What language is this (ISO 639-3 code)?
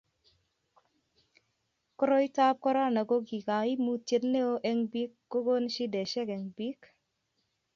kln